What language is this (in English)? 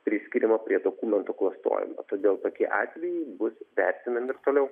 Lithuanian